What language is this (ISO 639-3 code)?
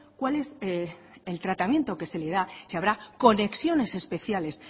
spa